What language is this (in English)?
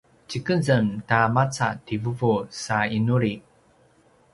Paiwan